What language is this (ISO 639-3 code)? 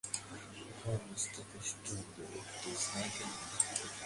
ben